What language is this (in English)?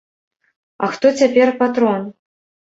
Belarusian